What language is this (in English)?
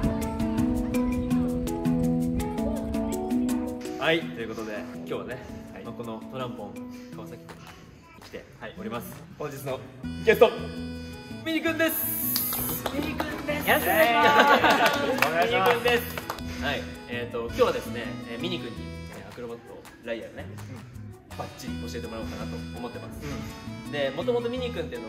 Japanese